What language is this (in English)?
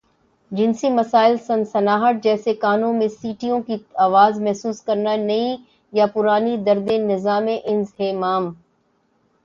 Urdu